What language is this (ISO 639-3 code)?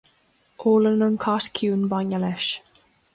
gle